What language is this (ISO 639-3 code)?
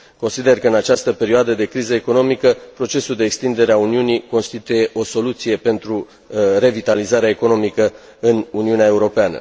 ron